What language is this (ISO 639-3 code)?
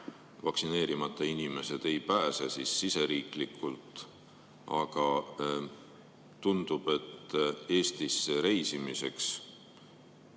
est